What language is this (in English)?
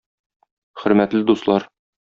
Tatar